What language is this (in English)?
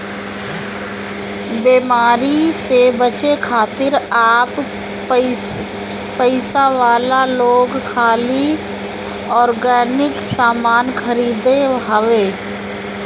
Bhojpuri